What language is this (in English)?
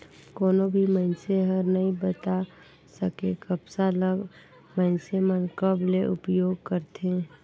Chhattisgarhi